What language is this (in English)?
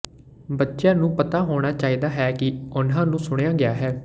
Punjabi